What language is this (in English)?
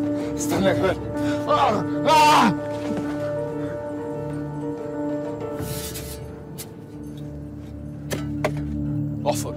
Arabic